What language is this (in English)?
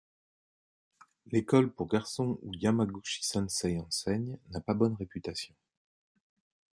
French